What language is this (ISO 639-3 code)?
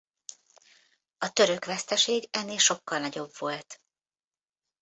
hun